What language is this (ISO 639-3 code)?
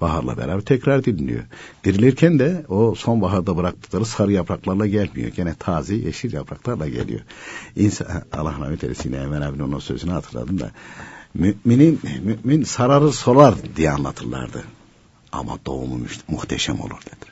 tur